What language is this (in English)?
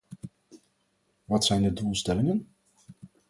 Dutch